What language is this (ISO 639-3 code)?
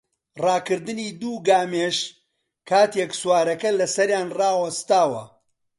ckb